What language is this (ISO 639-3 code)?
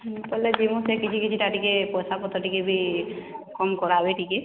ori